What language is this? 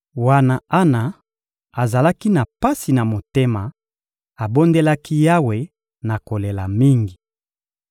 Lingala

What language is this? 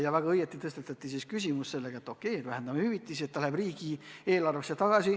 Estonian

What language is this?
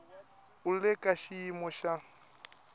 Tsonga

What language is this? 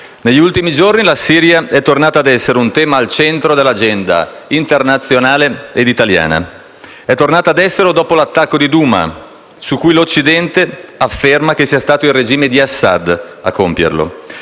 Italian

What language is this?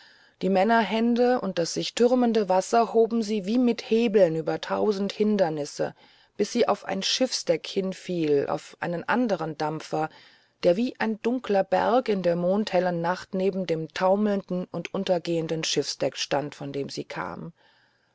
German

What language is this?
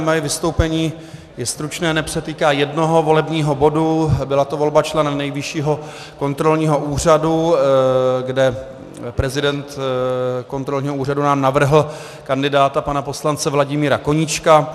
Czech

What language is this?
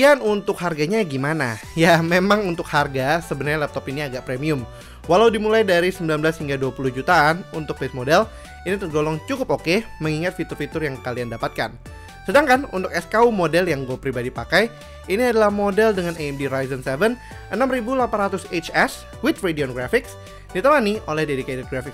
Indonesian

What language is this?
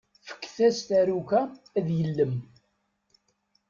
Kabyle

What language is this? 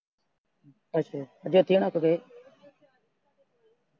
Punjabi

